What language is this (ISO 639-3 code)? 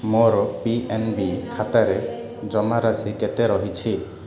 ori